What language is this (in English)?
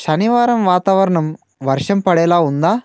Telugu